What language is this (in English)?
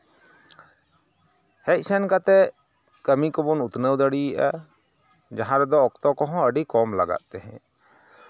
Santali